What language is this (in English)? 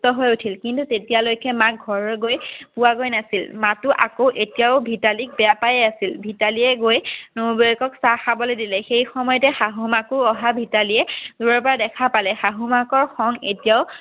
Assamese